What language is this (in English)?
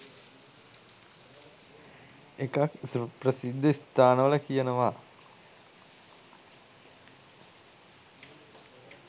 Sinhala